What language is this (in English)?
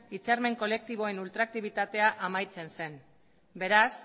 Basque